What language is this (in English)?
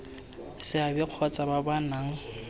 Tswana